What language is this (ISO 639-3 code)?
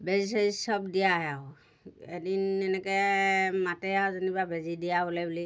asm